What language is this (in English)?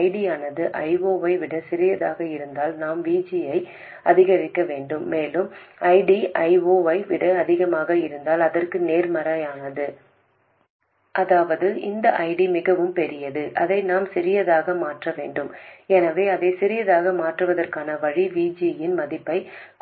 Tamil